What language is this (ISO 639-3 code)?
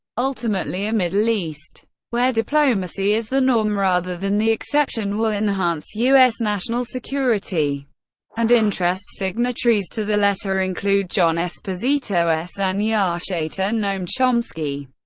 eng